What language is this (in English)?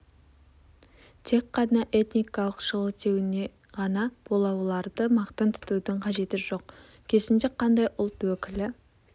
Kazakh